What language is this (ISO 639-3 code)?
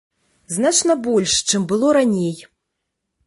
bel